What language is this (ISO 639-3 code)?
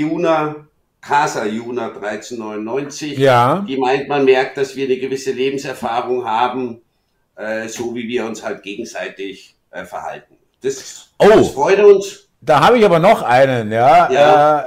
deu